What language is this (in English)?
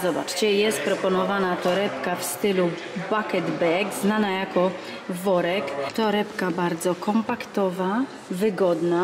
Polish